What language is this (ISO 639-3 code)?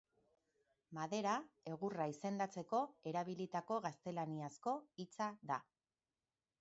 eus